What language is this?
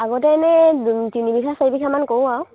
Assamese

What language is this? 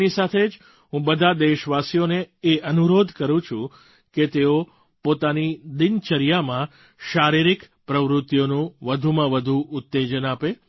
Gujarati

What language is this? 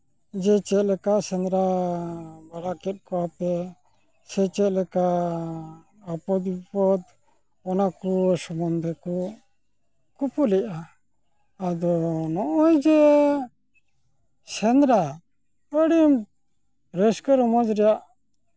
Santali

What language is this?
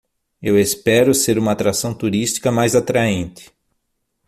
Portuguese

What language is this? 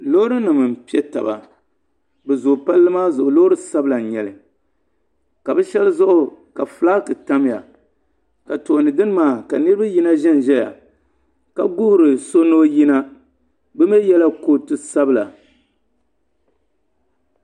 Dagbani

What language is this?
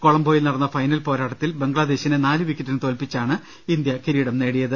Malayalam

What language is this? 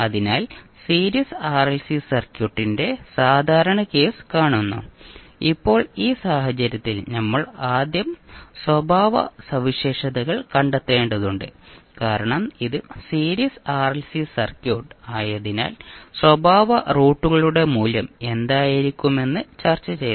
Malayalam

